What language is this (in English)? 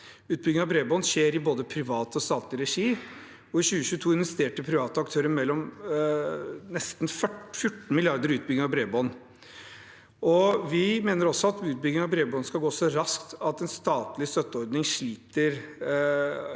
Norwegian